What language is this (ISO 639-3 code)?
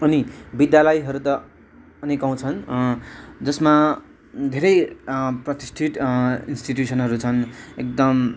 nep